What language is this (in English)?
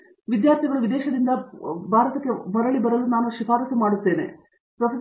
Kannada